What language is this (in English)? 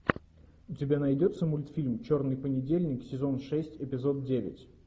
Russian